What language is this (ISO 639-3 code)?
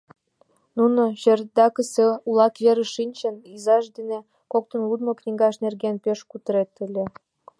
chm